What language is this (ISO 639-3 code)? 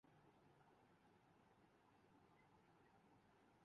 urd